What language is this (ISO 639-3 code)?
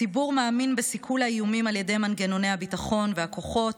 heb